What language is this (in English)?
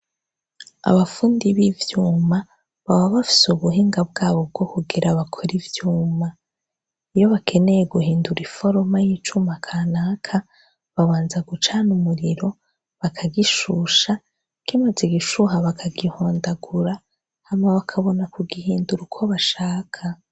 Rundi